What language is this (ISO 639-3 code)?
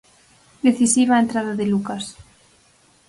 glg